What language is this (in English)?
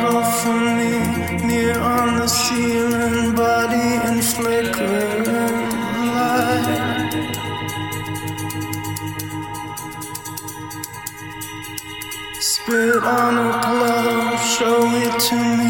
Dutch